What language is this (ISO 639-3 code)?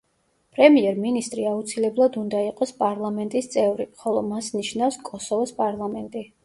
kat